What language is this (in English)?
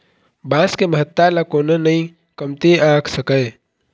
Chhattisgarhi